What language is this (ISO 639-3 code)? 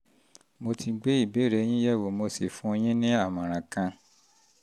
yor